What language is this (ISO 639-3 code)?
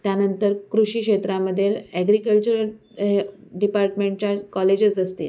mar